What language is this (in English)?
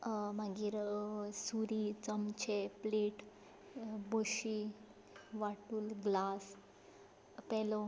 Konkani